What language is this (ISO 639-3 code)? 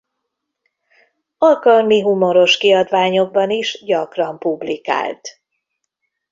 hun